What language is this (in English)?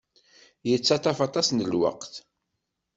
Kabyle